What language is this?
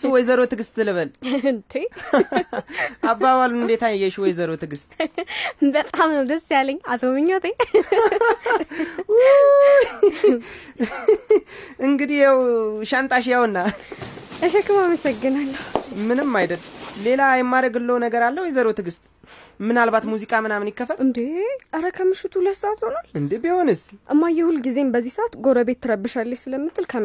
Amharic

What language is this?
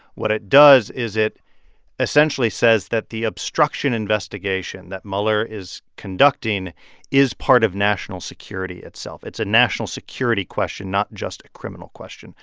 English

